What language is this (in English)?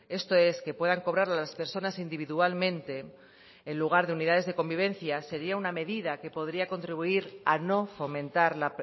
Spanish